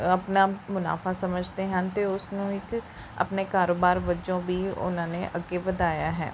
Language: Punjabi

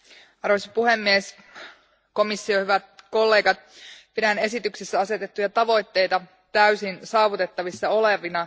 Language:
Finnish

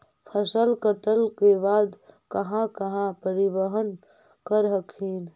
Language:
Magahi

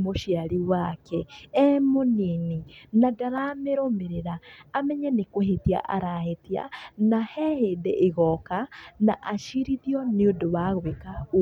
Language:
Kikuyu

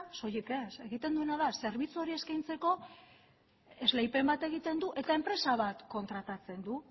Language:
Basque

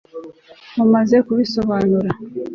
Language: Kinyarwanda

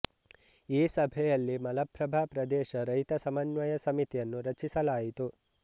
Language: Kannada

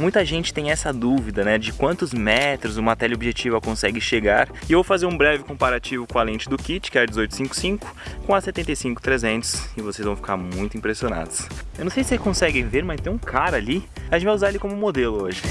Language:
Portuguese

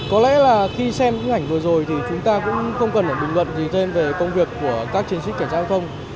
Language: Vietnamese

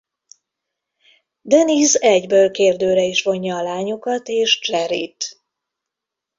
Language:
Hungarian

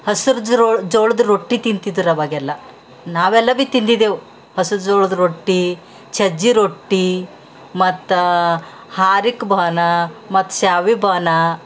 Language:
Kannada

